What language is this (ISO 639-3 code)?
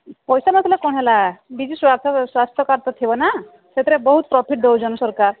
ori